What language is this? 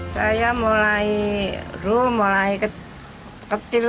Indonesian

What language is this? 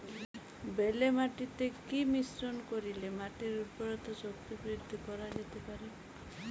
Bangla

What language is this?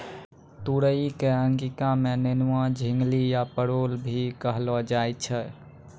Maithili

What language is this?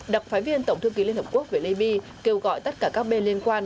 Vietnamese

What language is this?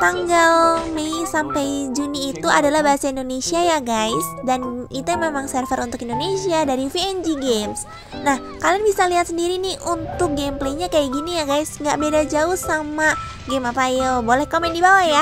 Indonesian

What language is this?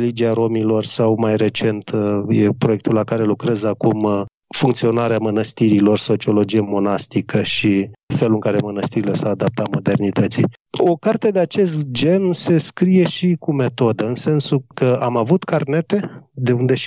Romanian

